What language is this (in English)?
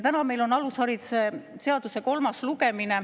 Estonian